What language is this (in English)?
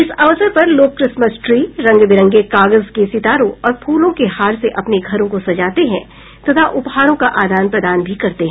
Hindi